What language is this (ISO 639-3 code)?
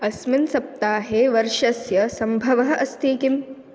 san